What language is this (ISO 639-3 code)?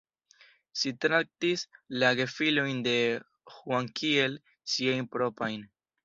epo